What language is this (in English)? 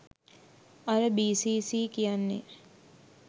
Sinhala